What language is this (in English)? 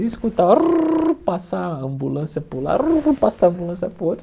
Portuguese